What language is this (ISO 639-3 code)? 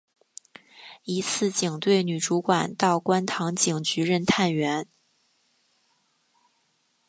zho